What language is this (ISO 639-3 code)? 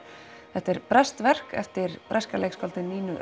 isl